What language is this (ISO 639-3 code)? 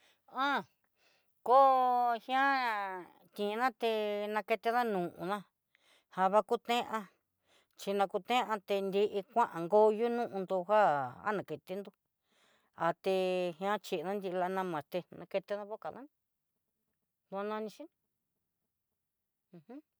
mxy